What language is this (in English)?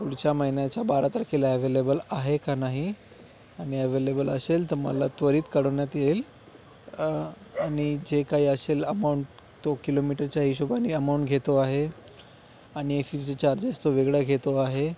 Marathi